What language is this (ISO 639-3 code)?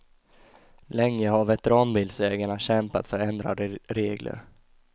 swe